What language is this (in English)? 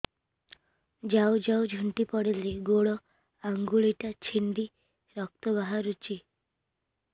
Odia